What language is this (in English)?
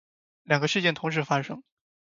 Chinese